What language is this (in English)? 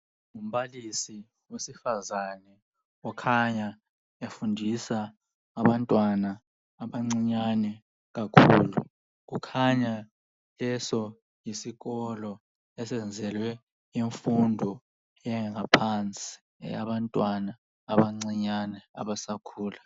North Ndebele